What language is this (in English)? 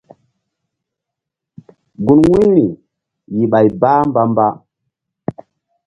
Mbum